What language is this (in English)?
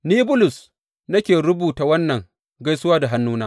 Hausa